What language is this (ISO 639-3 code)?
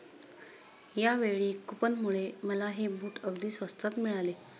mar